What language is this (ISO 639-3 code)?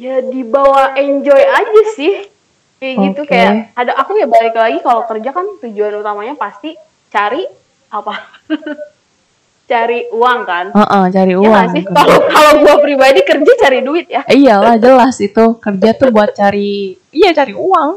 ind